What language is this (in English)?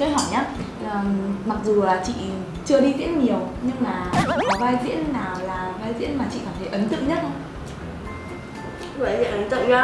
Vietnamese